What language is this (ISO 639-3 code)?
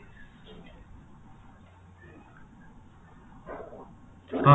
ori